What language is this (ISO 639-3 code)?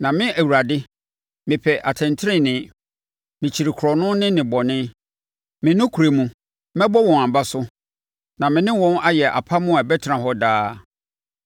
aka